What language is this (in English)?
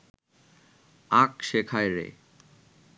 Bangla